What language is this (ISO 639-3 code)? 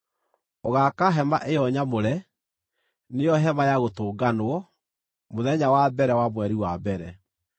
kik